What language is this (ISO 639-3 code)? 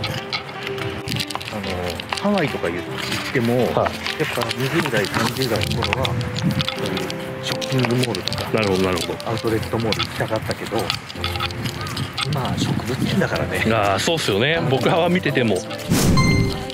jpn